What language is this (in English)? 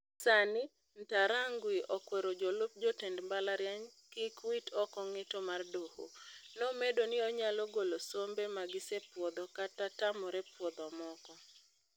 Luo (Kenya and Tanzania)